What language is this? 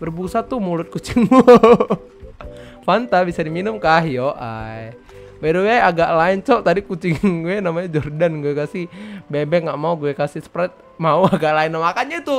Indonesian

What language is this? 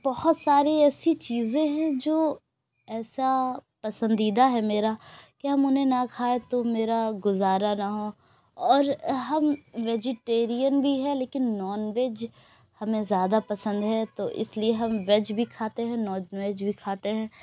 Urdu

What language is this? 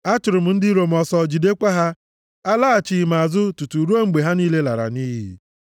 Igbo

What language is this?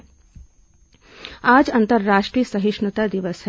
Hindi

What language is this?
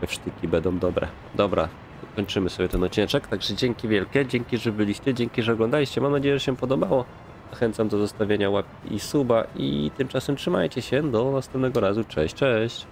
Polish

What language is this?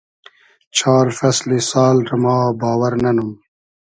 Hazaragi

